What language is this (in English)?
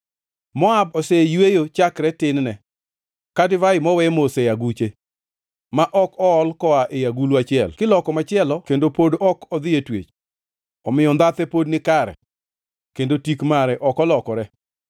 Luo (Kenya and Tanzania)